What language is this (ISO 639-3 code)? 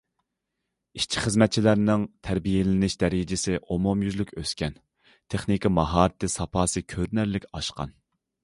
uig